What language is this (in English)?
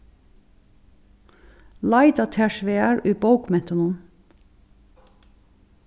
Faroese